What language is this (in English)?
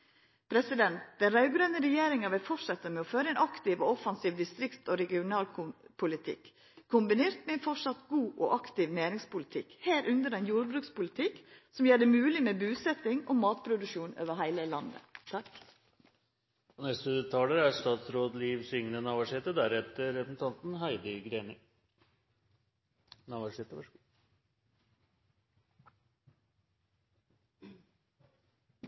Norwegian Nynorsk